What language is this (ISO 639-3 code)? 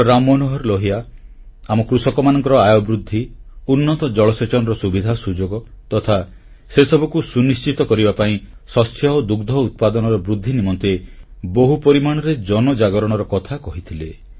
ori